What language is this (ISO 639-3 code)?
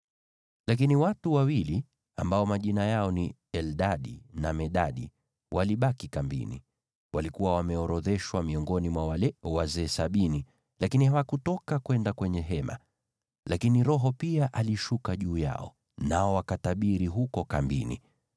swa